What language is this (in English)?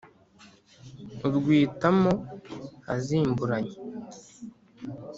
Kinyarwanda